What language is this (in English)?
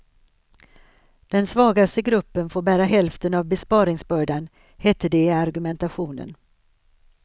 Swedish